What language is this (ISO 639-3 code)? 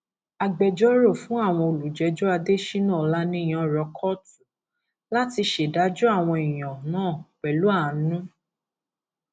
yor